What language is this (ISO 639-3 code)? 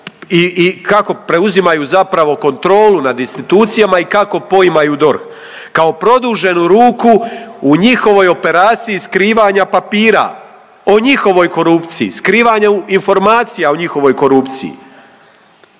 hrv